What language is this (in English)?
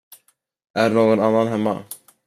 Swedish